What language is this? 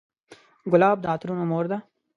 Pashto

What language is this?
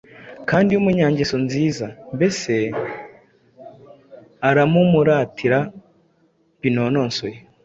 Kinyarwanda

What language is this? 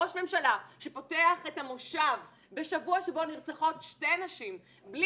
Hebrew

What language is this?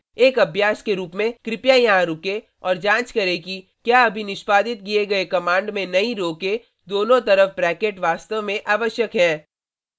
Hindi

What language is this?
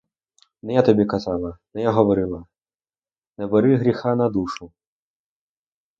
Ukrainian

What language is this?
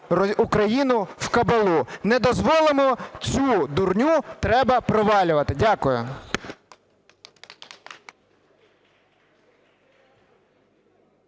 Ukrainian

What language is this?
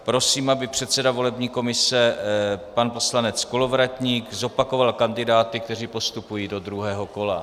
Czech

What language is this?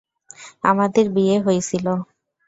Bangla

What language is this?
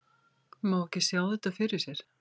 Icelandic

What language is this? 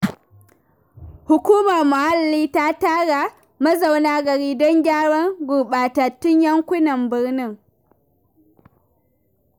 Hausa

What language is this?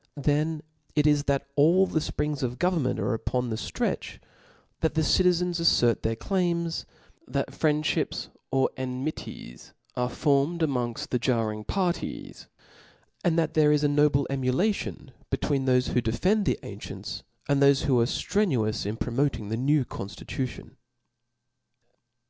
English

